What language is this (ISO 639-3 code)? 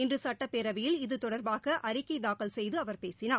tam